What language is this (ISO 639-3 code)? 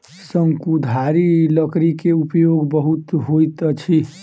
mai